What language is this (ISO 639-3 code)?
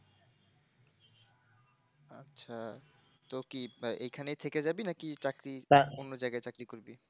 ben